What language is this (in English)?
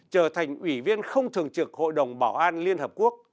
Vietnamese